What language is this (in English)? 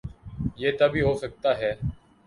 Urdu